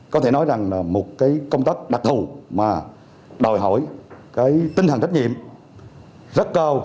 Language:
Vietnamese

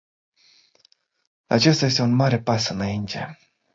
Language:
Romanian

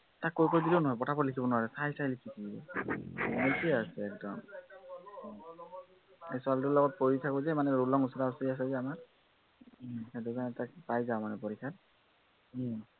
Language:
Assamese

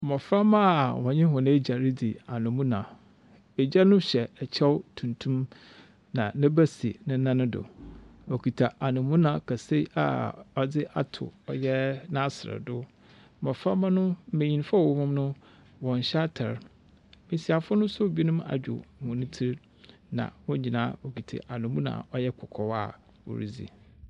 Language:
Akan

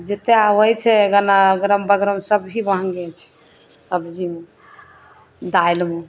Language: Maithili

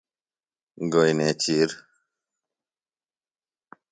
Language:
Phalura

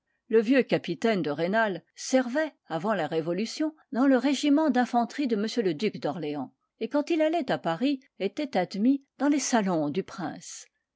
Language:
French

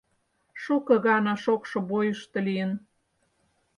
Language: Mari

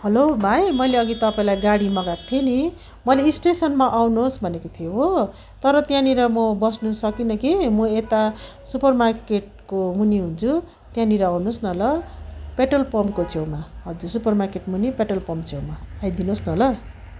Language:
Nepali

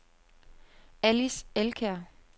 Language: Danish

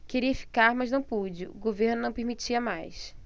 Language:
Portuguese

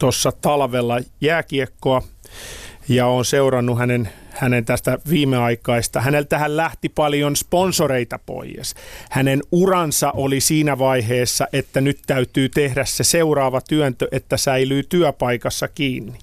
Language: Finnish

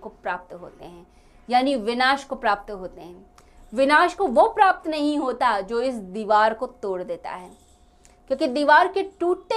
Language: Hindi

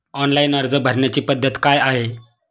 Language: Marathi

